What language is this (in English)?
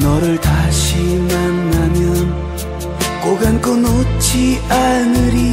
Korean